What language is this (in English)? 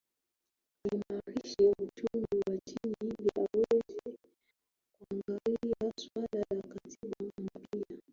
Swahili